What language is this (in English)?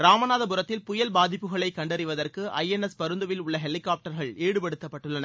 Tamil